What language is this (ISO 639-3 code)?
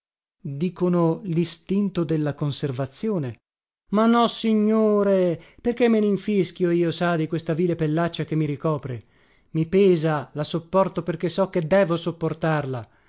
ita